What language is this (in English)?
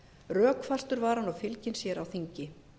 Icelandic